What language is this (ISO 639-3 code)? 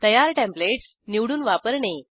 mar